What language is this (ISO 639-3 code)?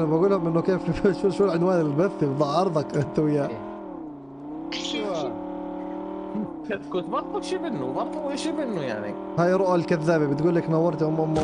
ara